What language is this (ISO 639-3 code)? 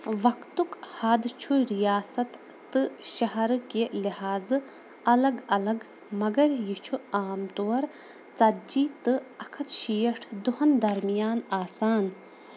kas